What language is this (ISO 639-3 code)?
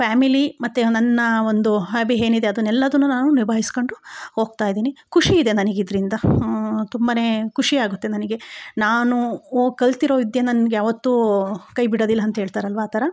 kan